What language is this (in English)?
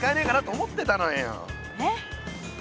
Japanese